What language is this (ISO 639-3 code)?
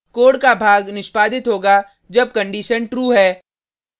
hin